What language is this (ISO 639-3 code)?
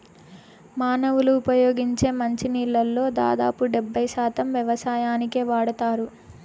tel